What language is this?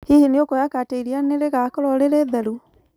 Kikuyu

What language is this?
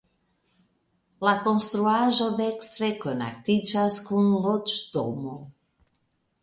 Esperanto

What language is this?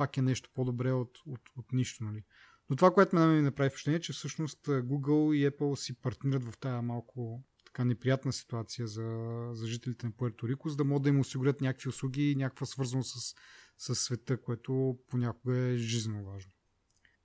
Bulgarian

